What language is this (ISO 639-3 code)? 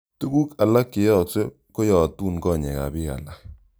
kln